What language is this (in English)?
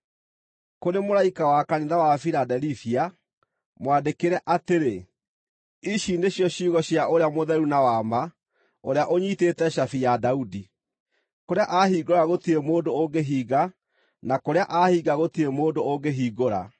Kikuyu